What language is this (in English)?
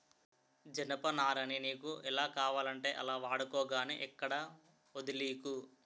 Telugu